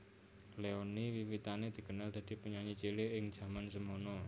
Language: Javanese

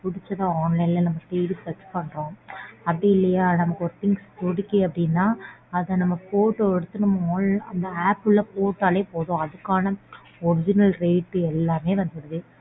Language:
Tamil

